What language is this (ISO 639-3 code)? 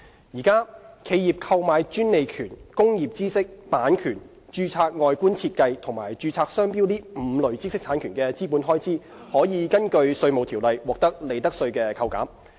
yue